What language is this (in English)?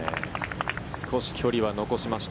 Japanese